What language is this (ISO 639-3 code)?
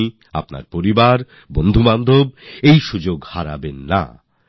ben